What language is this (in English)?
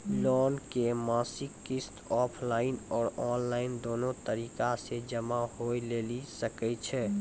Maithili